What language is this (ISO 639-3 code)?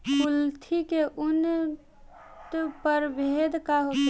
bho